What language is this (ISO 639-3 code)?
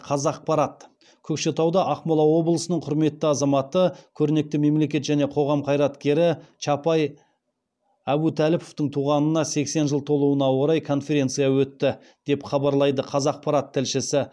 kaz